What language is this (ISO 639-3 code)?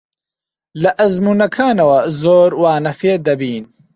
ckb